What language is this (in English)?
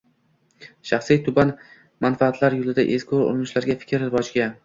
Uzbek